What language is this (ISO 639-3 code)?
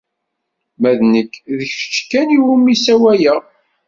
kab